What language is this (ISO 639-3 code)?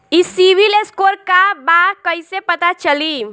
bho